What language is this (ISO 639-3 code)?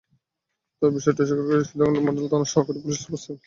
ben